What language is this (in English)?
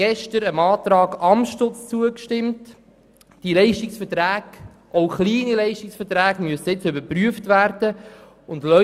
Swiss German